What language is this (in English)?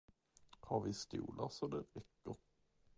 Swedish